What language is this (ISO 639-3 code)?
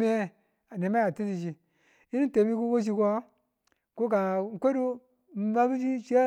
tul